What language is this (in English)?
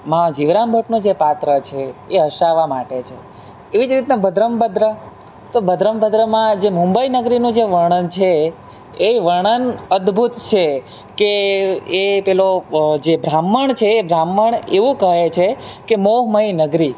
Gujarati